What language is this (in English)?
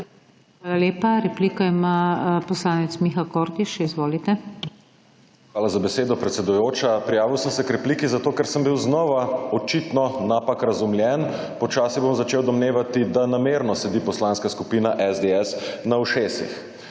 Slovenian